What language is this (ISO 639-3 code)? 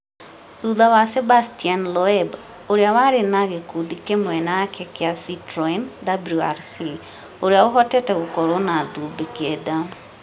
kik